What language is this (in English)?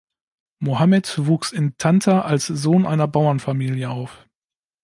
German